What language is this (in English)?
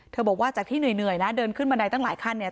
Thai